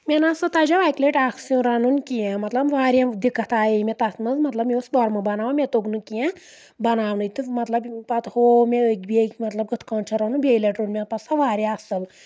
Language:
Kashmiri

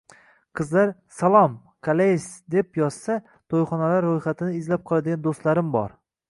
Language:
Uzbek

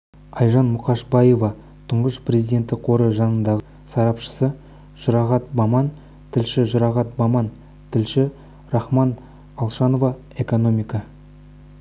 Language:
Kazakh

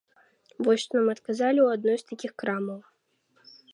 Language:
Belarusian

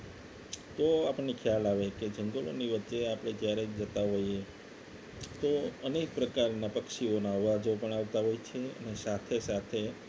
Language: Gujarati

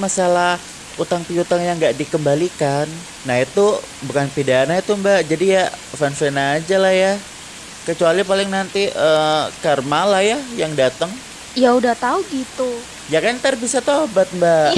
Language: Indonesian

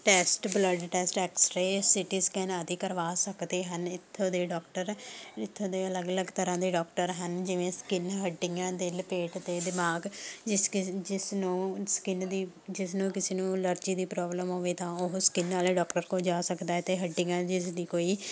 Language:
Punjabi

